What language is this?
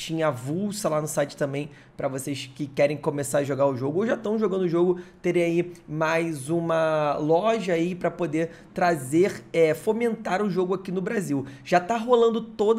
Portuguese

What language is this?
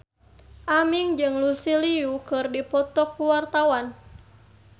Sundanese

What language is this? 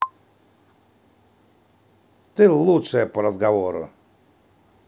Russian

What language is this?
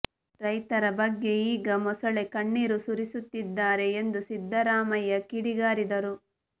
Kannada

